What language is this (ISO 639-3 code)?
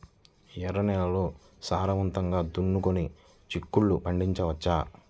tel